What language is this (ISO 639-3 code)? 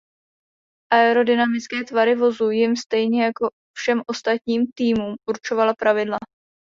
ces